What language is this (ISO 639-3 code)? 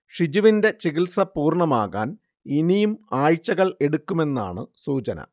mal